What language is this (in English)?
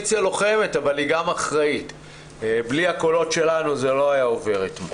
Hebrew